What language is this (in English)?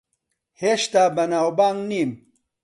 Central Kurdish